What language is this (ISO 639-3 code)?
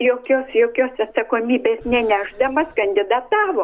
lit